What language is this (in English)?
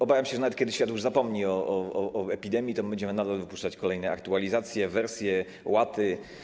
Polish